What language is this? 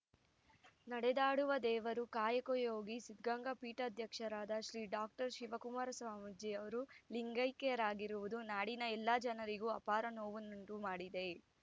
Kannada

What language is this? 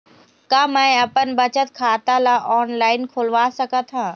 Chhattisgarhi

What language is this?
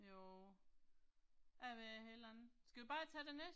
Danish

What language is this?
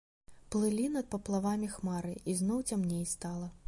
Belarusian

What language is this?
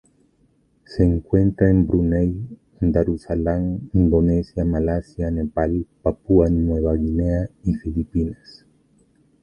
Spanish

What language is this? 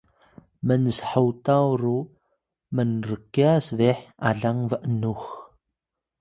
Atayal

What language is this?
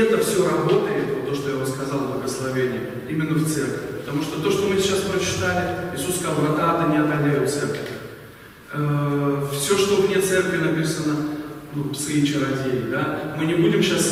Russian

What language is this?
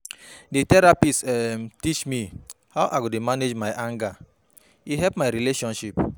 Nigerian Pidgin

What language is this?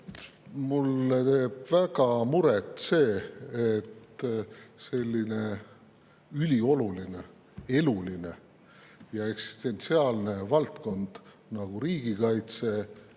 Estonian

